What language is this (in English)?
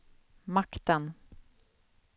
Swedish